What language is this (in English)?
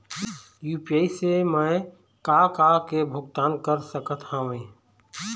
Chhattisgarhi